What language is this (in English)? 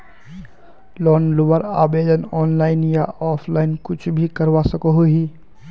Magahi